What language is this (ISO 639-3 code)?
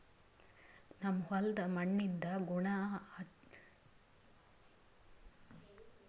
kan